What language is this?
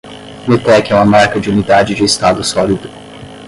Portuguese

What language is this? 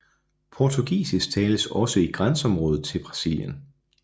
Danish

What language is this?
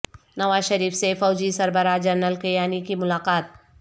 Urdu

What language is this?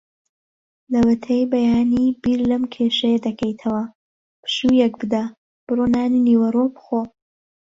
Central Kurdish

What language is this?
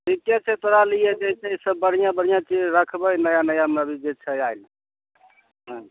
Maithili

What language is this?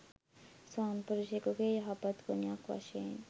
Sinhala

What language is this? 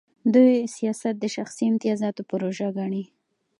Pashto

